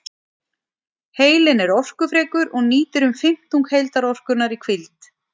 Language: Icelandic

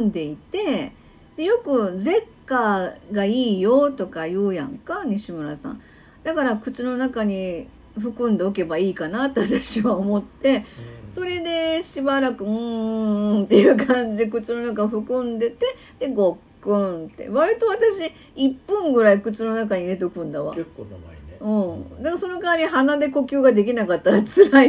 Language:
Japanese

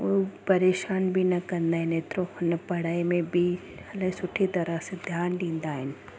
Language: Sindhi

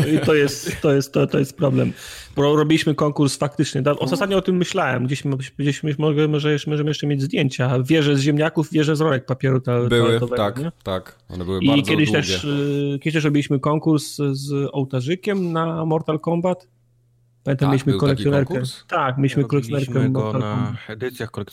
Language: Polish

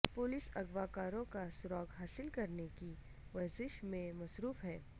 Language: Urdu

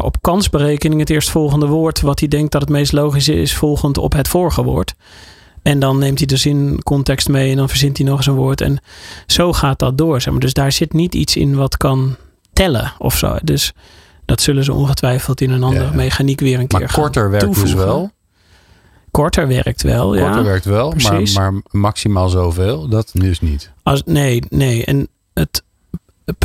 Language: Dutch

